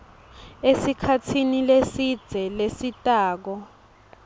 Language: Swati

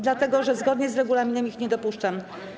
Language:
Polish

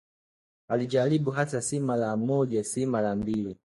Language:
Swahili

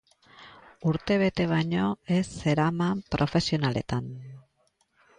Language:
Basque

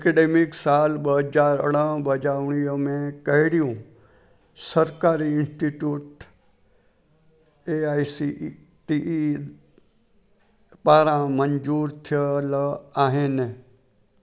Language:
Sindhi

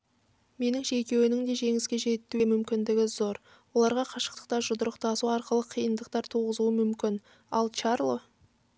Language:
Kazakh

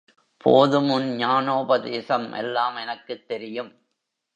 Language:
Tamil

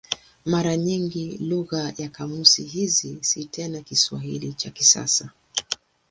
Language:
Swahili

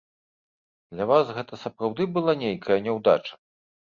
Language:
Belarusian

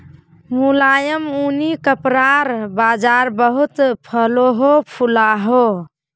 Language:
Magahi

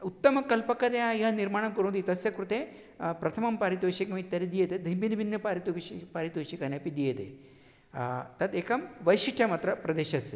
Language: Sanskrit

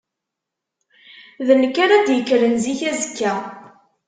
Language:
Kabyle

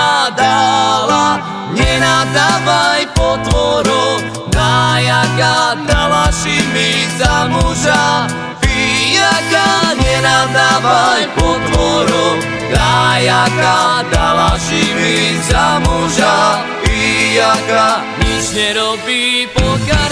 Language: Slovak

